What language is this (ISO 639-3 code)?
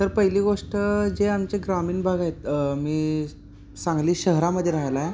mar